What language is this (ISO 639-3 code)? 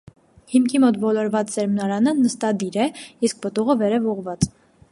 hye